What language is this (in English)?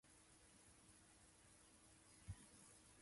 Japanese